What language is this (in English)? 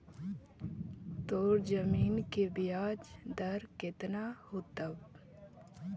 Magahi